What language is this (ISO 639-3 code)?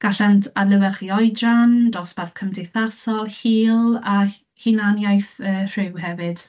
cym